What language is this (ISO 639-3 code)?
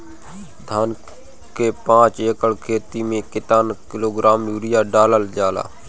bho